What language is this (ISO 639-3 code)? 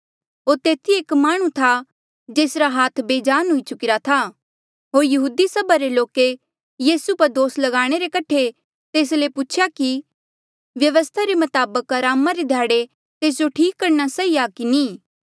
mjl